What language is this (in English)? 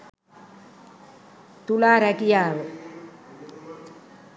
Sinhala